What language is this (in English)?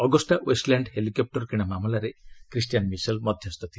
Odia